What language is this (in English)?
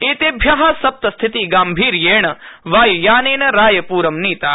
Sanskrit